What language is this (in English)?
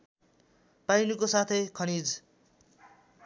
Nepali